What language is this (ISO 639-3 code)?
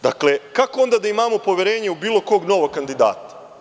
srp